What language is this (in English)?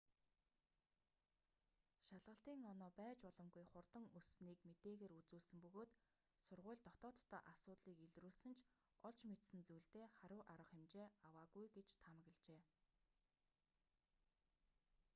Mongolian